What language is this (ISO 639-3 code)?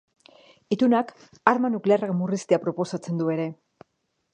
eus